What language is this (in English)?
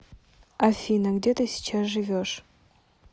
Russian